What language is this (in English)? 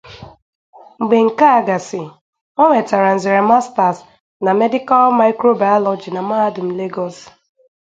Igbo